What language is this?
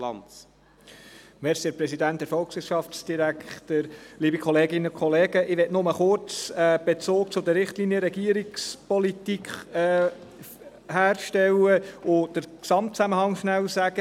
Swiss German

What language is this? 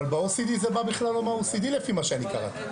Hebrew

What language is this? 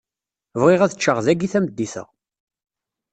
Kabyle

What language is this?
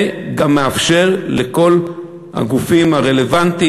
Hebrew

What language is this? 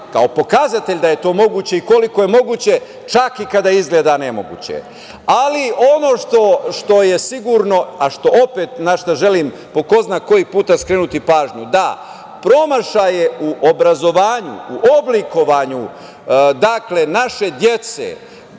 Serbian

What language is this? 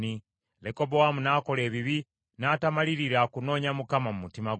Ganda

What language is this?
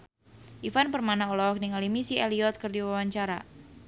Sundanese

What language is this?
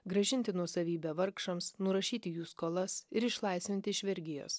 Lithuanian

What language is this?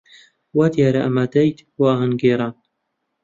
Central Kurdish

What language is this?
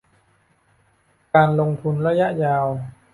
Thai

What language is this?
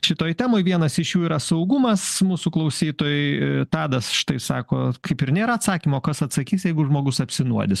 Lithuanian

